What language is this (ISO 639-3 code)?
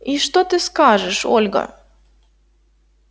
rus